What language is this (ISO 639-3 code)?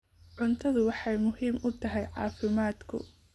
som